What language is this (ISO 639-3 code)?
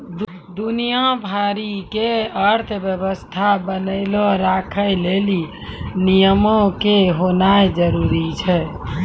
mai